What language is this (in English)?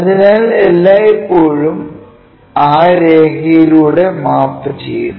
Malayalam